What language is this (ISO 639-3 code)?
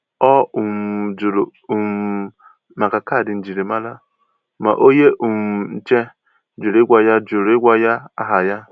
ibo